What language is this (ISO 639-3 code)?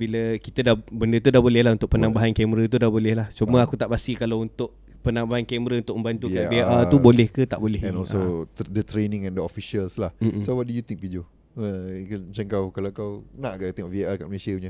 msa